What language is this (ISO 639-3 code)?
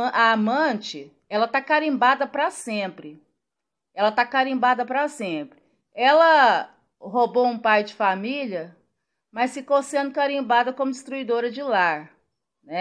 por